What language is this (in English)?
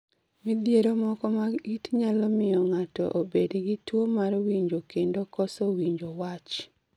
Luo (Kenya and Tanzania)